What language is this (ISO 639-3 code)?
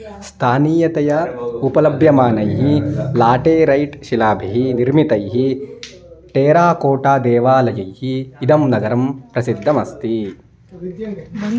san